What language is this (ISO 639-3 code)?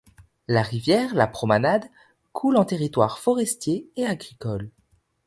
fra